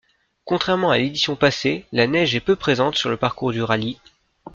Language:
French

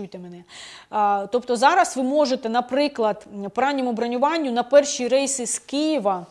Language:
Ukrainian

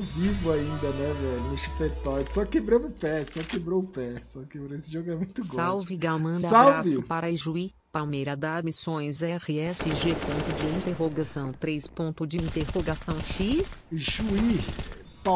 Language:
Portuguese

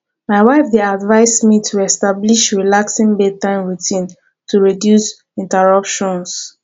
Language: Nigerian Pidgin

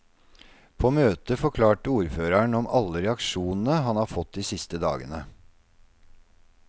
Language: Norwegian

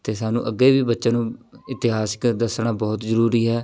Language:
Punjabi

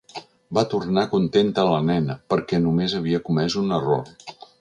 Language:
Catalan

